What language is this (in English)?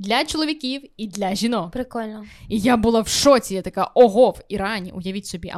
Ukrainian